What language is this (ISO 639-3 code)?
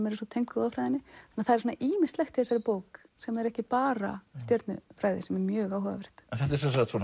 isl